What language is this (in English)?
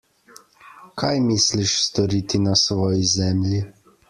Slovenian